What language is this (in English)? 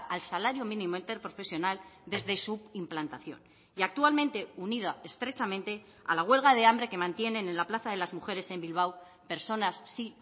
Spanish